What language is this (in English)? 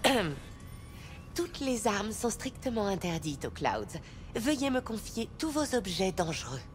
French